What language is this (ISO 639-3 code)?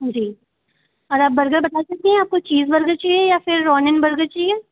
hin